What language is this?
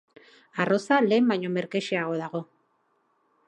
Basque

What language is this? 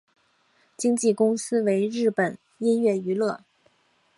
Chinese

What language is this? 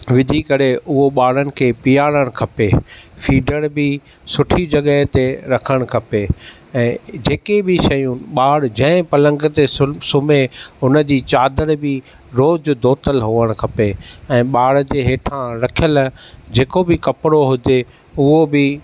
Sindhi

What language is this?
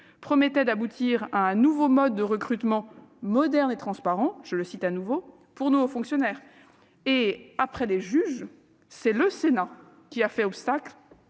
French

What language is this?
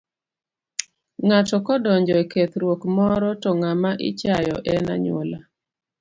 Luo (Kenya and Tanzania)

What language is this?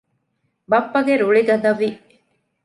Divehi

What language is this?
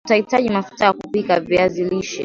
Swahili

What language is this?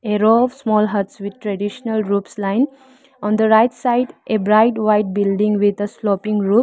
English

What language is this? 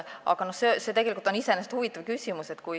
Estonian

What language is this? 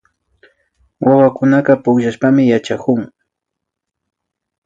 Imbabura Highland Quichua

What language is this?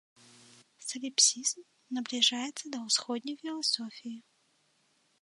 Belarusian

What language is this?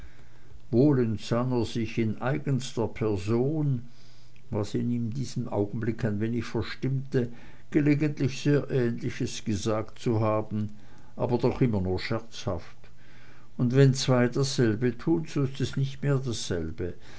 German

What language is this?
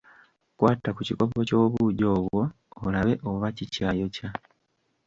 Ganda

